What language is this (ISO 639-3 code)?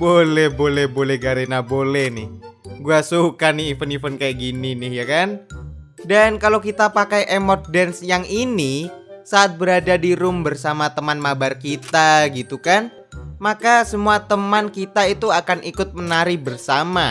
ind